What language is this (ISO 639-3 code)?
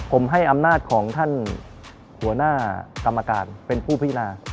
tha